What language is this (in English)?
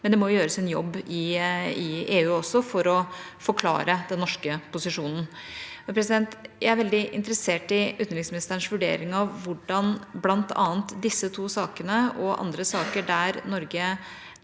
Norwegian